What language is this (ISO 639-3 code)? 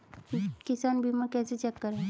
hin